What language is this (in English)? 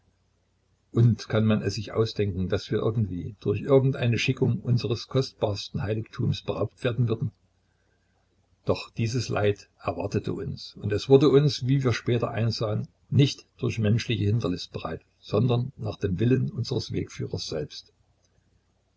German